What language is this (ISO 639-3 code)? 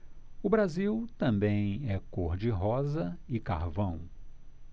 por